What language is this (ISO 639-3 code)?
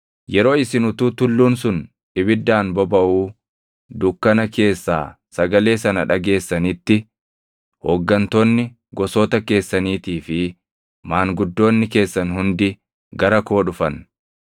orm